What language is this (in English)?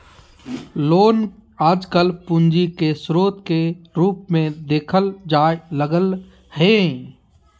Magahi